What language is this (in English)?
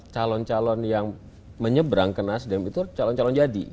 Indonesian